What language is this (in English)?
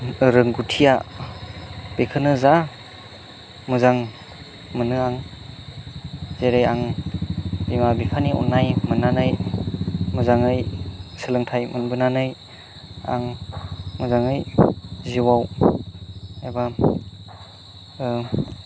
Bodo